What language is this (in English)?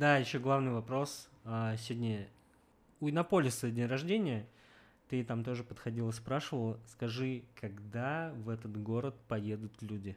Russian